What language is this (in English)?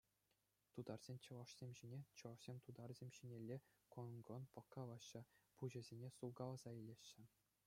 Chuvash